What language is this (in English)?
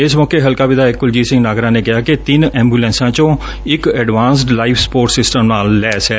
Punjabi